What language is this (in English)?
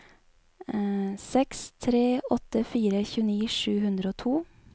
Norwegian